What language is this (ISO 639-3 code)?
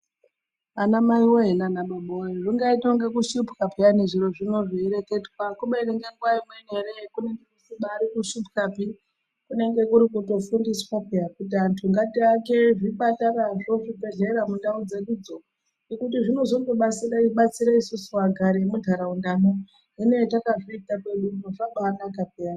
ndc